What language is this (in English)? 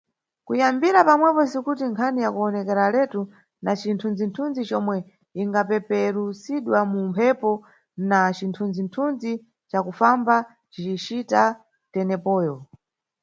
Nyungwe